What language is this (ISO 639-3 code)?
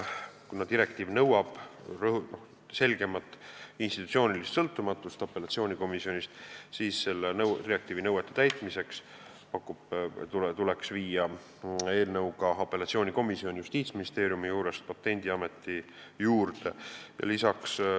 est